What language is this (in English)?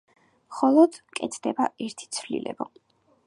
Georgian